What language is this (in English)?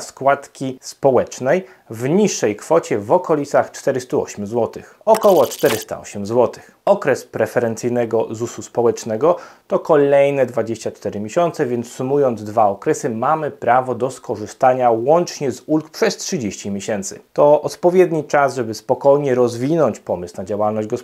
Polish